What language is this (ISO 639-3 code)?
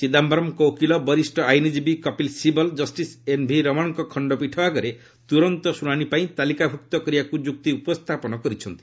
ori